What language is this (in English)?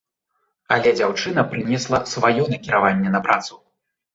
Belarusian